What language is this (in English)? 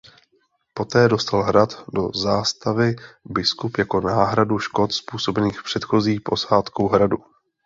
Czech